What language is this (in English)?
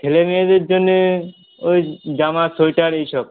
Bangla